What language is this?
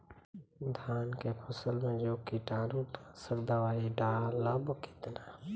Bhojpuri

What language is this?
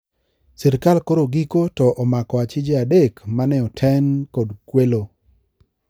Luo (Kenya and Tanzania)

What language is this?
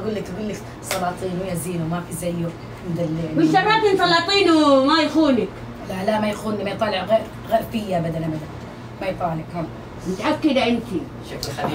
Arabic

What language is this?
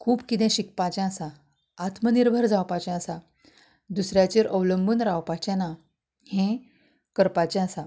Konkani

